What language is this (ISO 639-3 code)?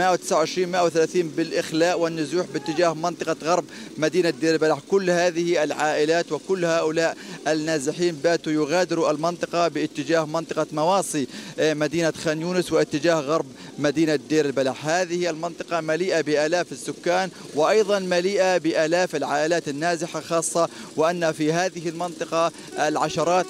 ara